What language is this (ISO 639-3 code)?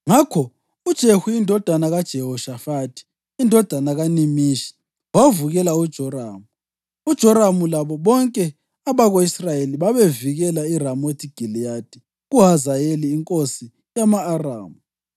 nde